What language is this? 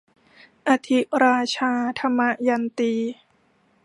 Thai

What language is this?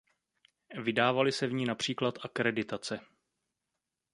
Czech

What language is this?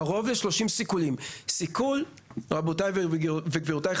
Hebrew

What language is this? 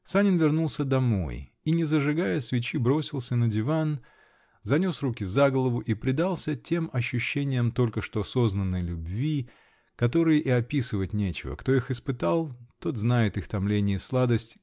Russian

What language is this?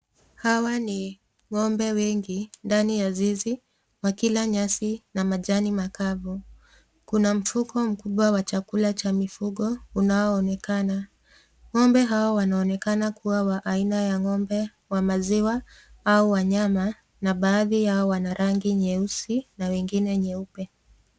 Swahili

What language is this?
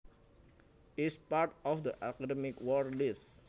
Javanese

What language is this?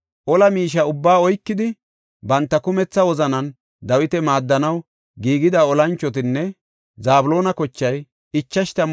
Gofa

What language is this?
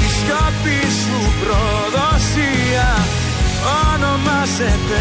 Greek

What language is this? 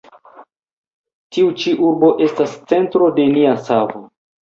Esperanto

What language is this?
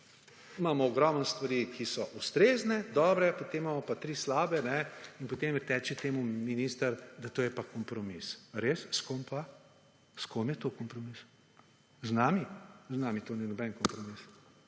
Slovenian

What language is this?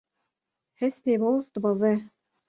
Kurdish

